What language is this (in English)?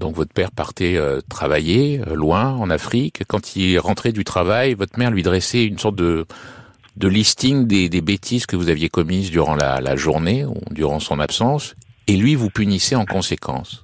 French